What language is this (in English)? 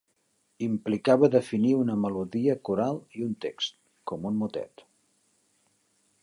Catalan